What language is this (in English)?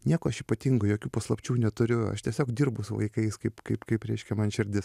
Lithuanian